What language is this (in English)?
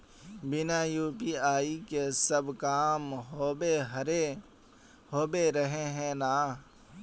Magahi